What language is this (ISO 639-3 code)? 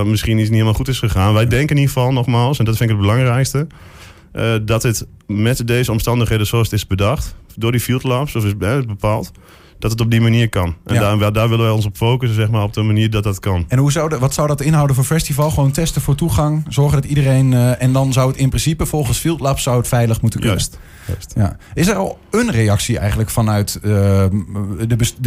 nld